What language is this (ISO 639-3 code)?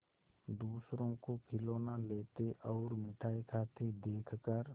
hin